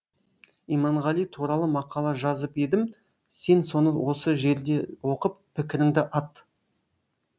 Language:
Kazakh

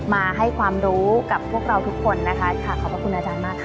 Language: Thai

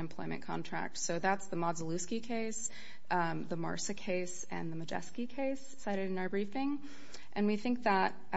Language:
English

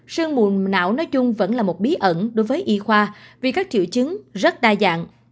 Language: Vietnamese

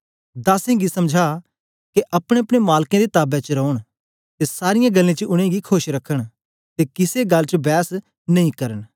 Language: Dogri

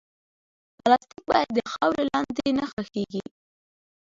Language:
Pashto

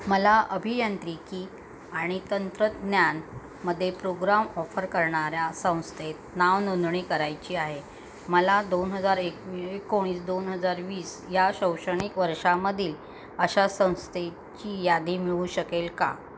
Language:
Marathi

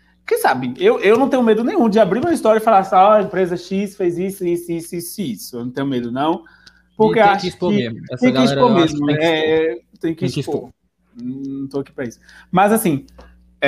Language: Portuguese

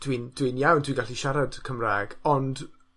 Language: Welsh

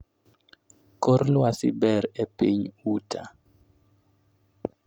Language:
Luo (Kenya and Tanzania)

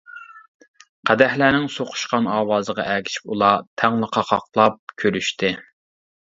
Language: Uyghur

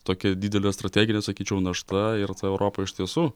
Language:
Lithuanian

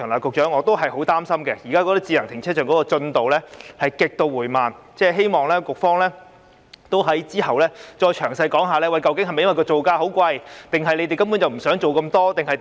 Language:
Cantonese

